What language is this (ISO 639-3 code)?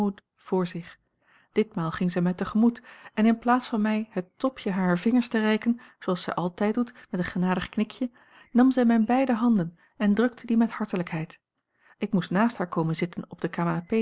nld